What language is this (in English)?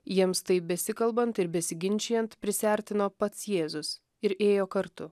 Lithuanian